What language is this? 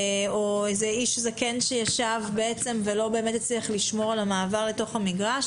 Hebrew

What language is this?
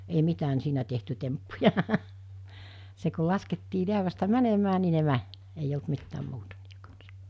Finnish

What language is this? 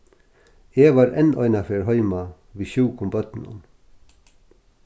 Faroese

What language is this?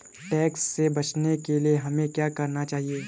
Hindi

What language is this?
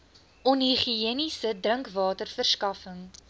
Afrikaans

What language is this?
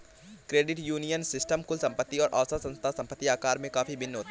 Hindi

